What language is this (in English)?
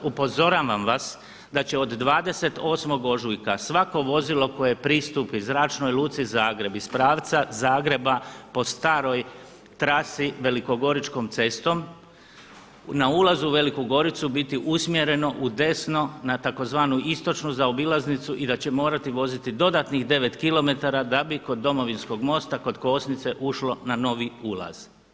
Croatian